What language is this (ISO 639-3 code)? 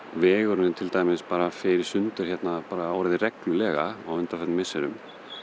isl